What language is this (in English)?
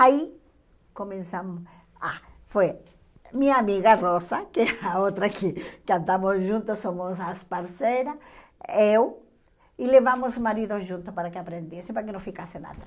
Portuguese